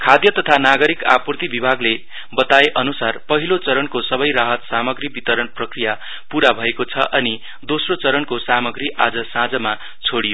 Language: Nepali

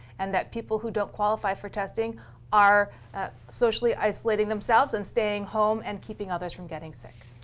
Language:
English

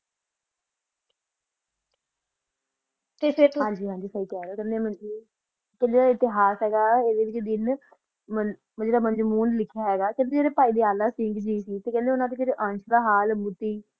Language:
Punjabi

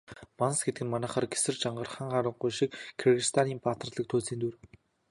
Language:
Mongolian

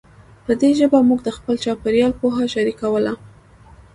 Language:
Pashto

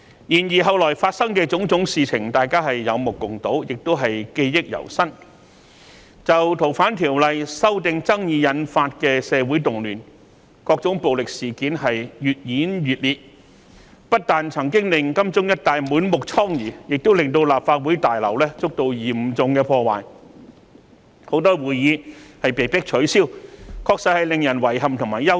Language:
Cantonese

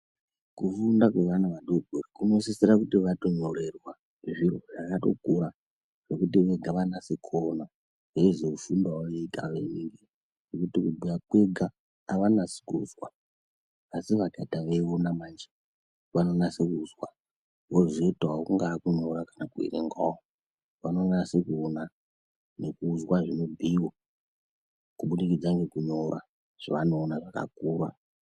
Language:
Ndau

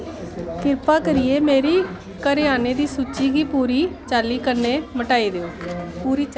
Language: Dogri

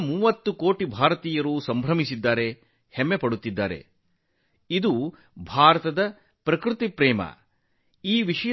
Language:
Kannada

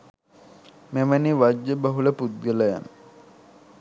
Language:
Sinhala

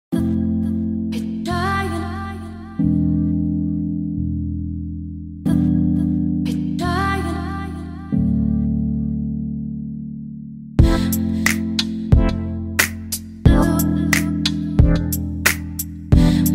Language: English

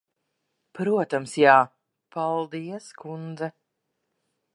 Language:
Latvian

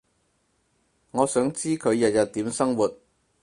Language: Cantonese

